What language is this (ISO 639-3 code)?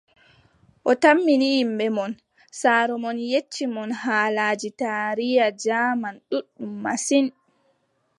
fub